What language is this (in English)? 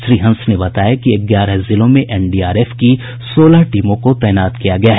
Hindi